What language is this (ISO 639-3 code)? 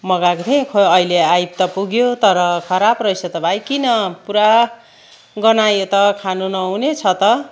nep